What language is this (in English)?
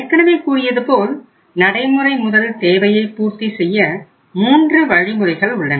Tamil